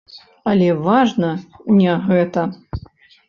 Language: Belarusian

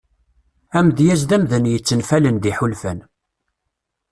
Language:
Kabyle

